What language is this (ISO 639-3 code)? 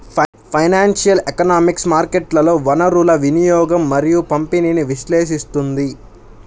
tel